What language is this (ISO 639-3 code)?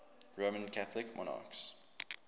eng